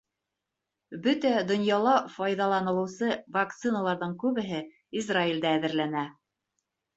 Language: Bashkir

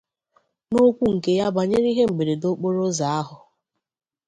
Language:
Igbo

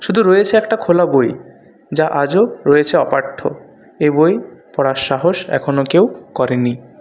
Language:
Bangla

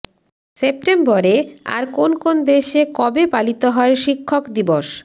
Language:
Bangla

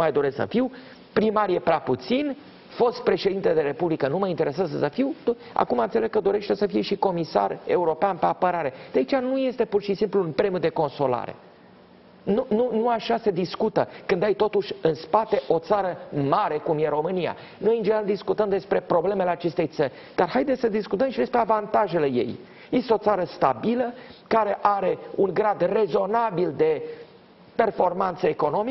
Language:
Romanian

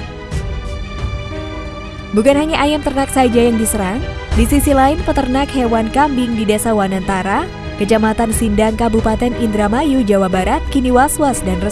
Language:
Indonesian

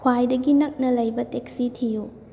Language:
Manipuri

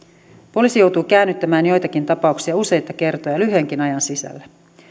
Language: Finnish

